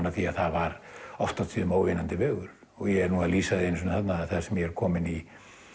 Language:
Icelandic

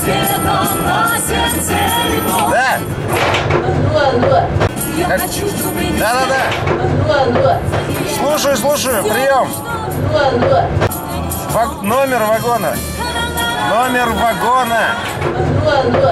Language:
Russian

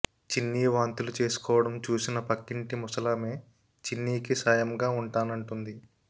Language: Telugu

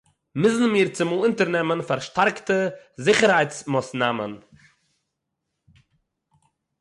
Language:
Yiddish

